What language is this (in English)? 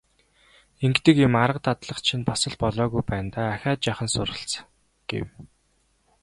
Mongolian